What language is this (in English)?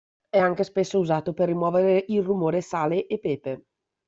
Italian